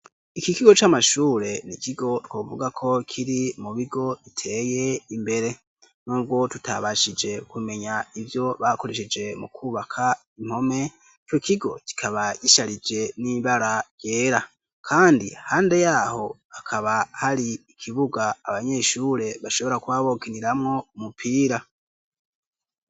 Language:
Rundi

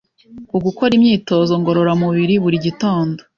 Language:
Kinyarwanda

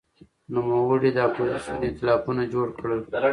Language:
Pashto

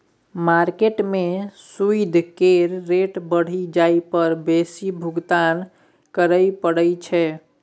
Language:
Maithili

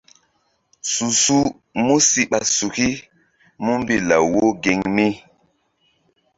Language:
Mbum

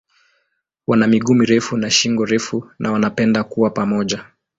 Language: Swahili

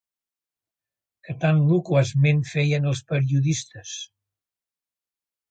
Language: Catalan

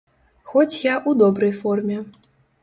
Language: Belarusian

